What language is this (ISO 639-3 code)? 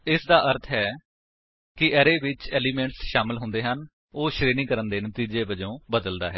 pan